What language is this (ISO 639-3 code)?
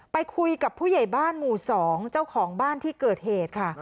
tha